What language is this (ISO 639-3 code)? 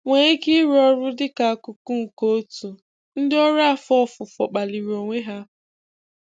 ibo